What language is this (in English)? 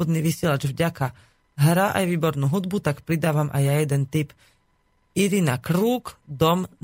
Slovak